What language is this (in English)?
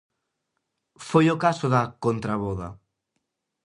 Galician